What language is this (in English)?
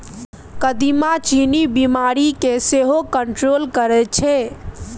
Maithili